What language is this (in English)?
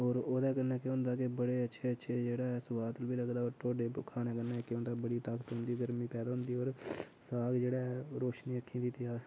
Dogri